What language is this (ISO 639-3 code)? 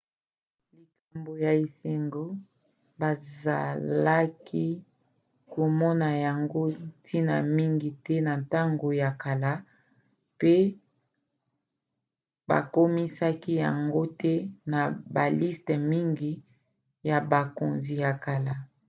lin